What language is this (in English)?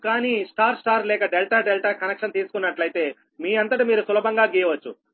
Telugu